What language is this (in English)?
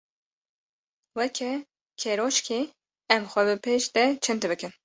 Kurdish